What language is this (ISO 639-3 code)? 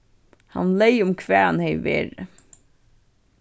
fao